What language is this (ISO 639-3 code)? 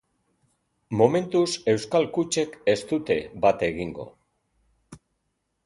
eus